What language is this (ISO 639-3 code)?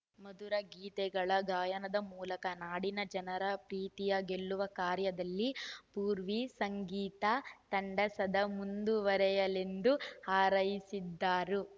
kan